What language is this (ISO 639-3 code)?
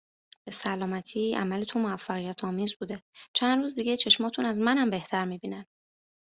fas